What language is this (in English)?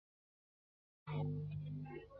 Chinese